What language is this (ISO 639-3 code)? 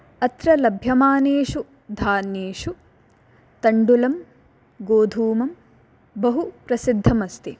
san